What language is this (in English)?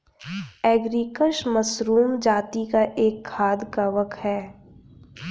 Hindi